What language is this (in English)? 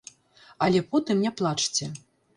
Belarusian